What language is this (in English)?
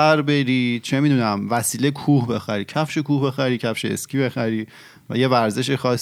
Persian